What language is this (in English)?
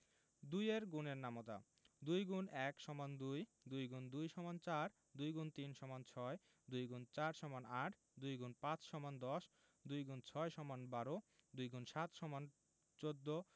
Bangla